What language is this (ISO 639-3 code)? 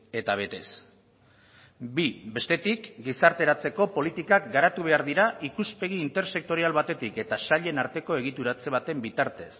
eus